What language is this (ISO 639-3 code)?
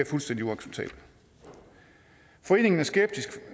dan